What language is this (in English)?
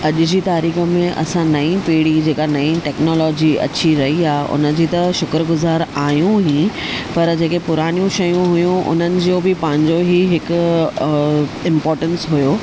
Sindhi